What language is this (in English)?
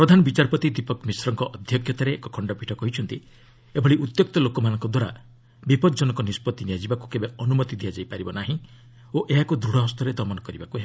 Odia